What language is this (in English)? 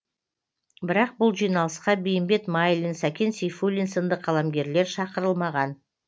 Kazakh